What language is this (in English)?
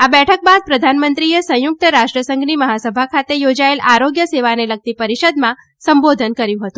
Gujarati